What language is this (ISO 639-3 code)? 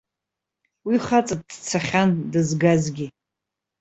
abk